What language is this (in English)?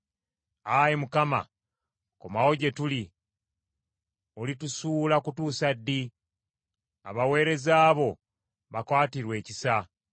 Ganda